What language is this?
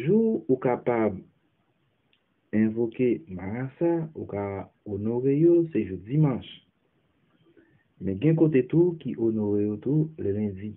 French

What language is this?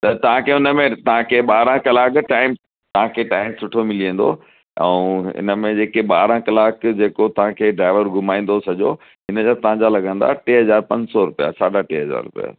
Sindhi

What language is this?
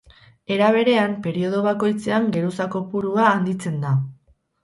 Basque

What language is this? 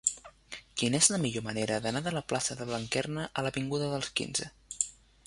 Catalan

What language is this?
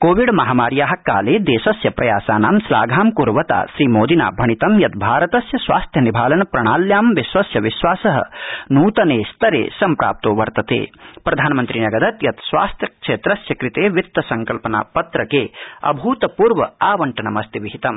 Sanskrit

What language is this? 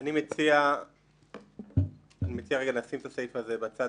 Hebrew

